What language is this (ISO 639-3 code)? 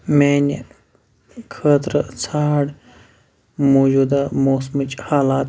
kas